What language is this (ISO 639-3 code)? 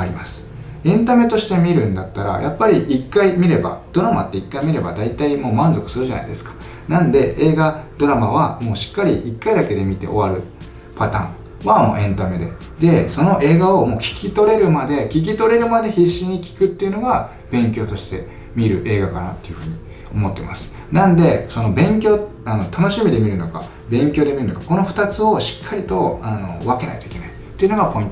jpn